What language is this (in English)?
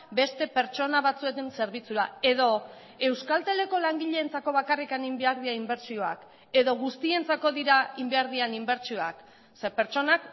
Basque